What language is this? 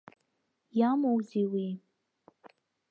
Abkhazian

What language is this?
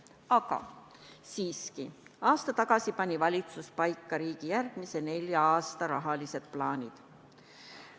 Estonian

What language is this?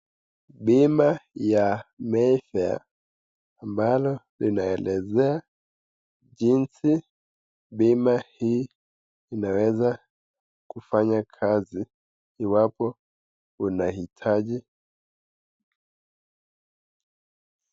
Swahili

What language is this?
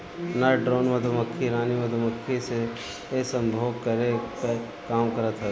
Bhojpuri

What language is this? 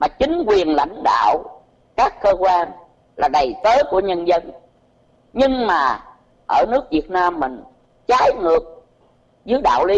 Vietnamese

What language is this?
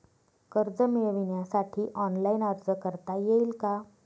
Marathi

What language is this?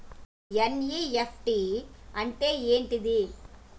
Telugu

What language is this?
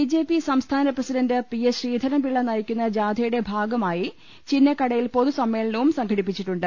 Malayalam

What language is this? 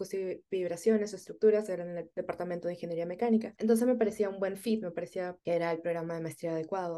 Spanish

